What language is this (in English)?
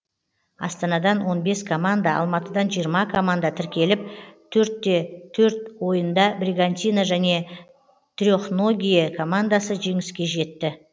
Kazakh